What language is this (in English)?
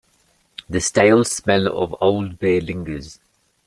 English